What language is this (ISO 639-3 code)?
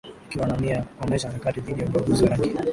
swa